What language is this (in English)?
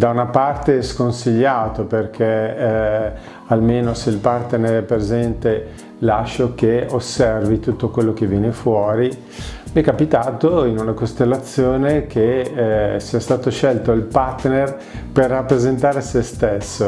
Italian